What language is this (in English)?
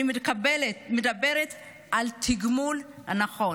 Hebrew